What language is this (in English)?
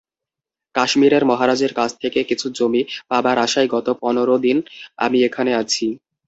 Bangla